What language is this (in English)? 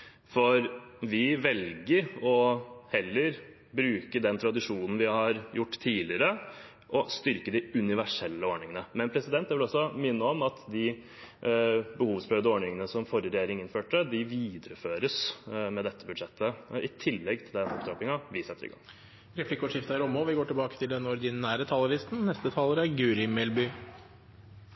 Norwegian